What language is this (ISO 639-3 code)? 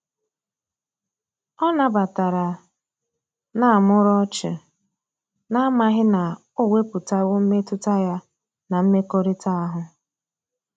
ibo